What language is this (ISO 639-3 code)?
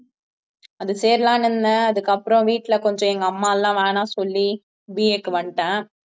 tam